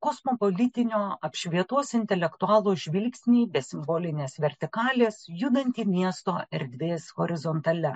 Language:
Lithuanian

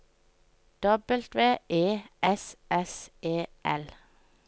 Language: Norwegian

